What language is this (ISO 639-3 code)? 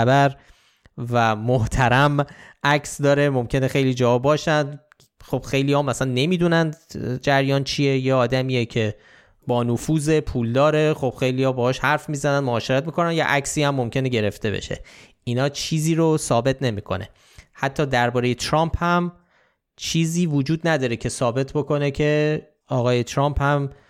fas